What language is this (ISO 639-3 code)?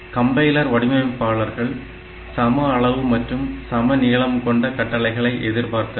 tam